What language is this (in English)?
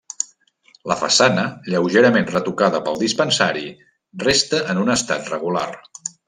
Catalan